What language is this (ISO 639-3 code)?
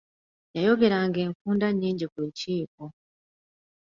lug